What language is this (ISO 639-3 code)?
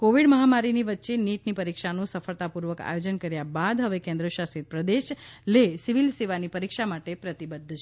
guj